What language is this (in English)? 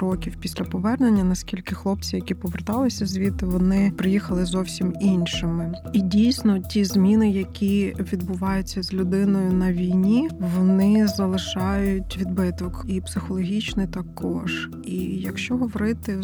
Ukrainian